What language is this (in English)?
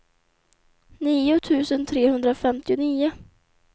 Swedish